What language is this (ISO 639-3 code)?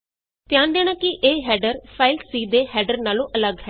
pan